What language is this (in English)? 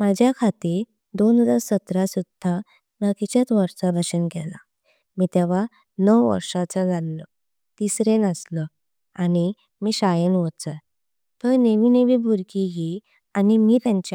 Konkani